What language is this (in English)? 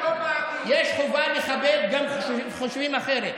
Hebrew